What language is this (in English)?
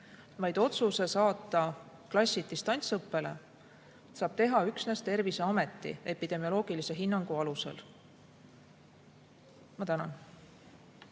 Estonian